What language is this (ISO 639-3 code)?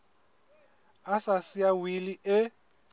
sot